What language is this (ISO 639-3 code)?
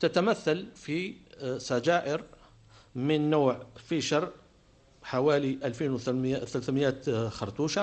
ara